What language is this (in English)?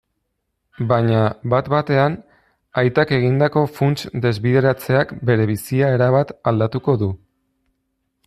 Basque